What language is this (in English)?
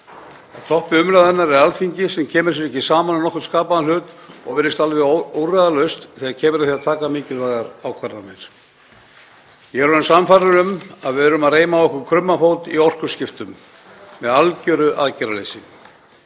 Icelandic